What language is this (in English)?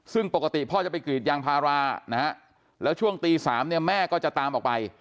Thai